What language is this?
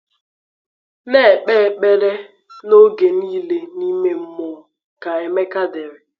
Igbo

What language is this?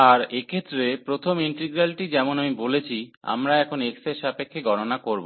Bangla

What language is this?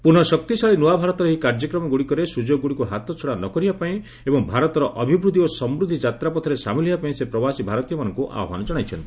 Odia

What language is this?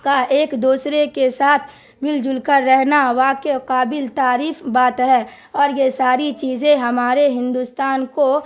Urdu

